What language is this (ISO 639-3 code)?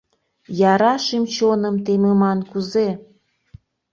chm